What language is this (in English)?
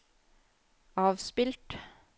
Norwegian